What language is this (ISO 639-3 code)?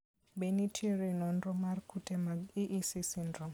luo